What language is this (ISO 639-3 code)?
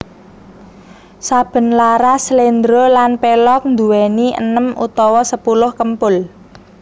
jav